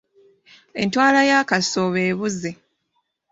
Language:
Ganda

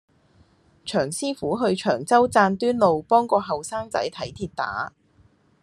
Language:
Cantonese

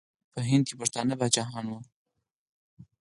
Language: Pashto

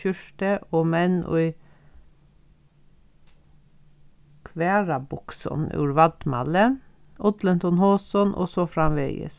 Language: Faroese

